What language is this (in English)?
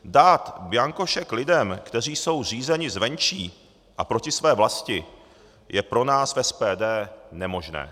Czech